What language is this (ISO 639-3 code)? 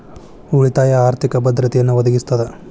kan